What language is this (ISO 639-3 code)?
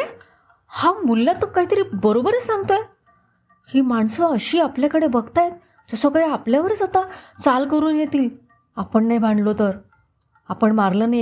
mar